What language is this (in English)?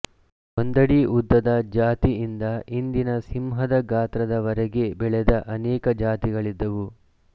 Kannada